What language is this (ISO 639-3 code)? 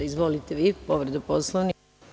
srp